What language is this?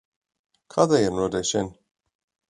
Irish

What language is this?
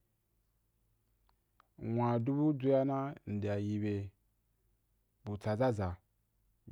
Wapan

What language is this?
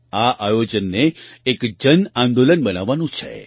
Gujarati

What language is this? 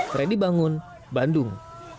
Indonesian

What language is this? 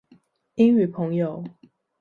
Chinese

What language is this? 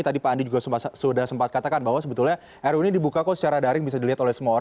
Indonesian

